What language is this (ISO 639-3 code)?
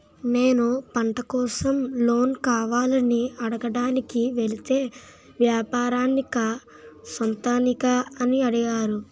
tel